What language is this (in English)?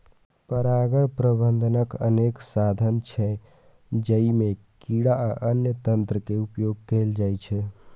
Maithili